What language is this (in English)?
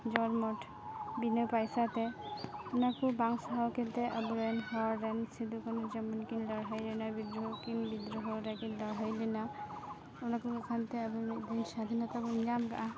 Santali